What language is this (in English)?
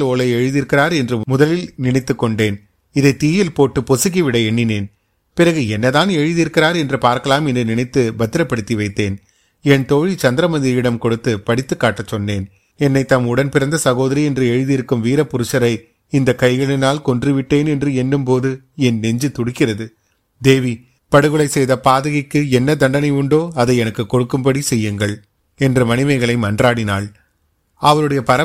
Tamil